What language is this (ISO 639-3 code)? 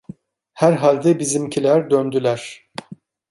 tur